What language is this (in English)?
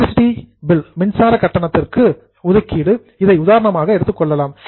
Tamil